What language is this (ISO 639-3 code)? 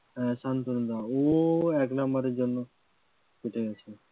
ben